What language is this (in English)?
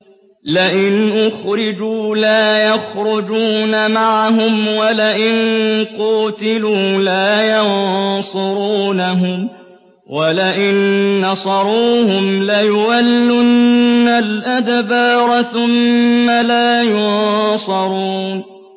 Arabic